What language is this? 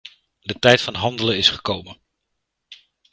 Dutch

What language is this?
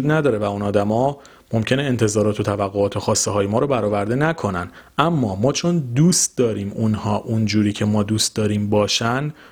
Persian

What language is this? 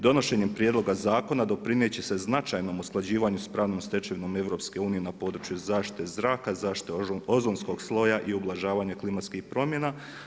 Croatian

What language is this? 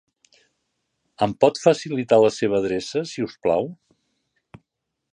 Catalan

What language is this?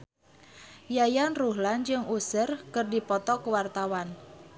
Sundanese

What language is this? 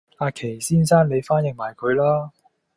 Cantonese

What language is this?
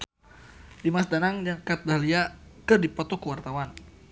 Sundanese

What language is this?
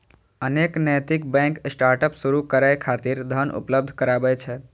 Maithili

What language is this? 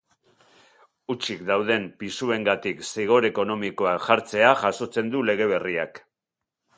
Basque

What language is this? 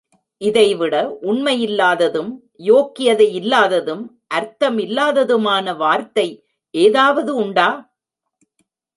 Tamil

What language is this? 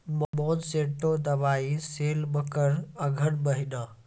Maithili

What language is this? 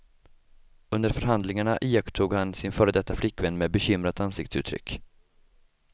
Swedish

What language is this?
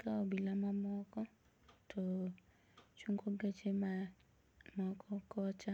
Luo (Kenya and Tanzania)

